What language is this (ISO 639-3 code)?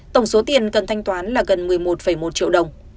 vie